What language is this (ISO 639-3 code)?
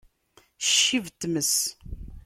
kab